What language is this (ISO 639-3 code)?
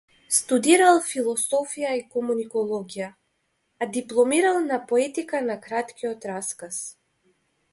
mkd